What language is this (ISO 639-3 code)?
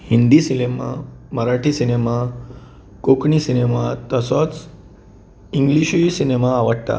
kok